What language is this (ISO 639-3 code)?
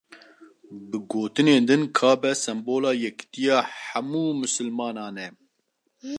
kur